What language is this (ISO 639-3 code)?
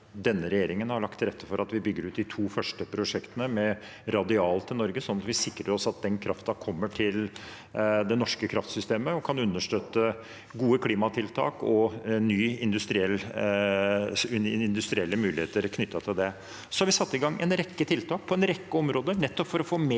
nor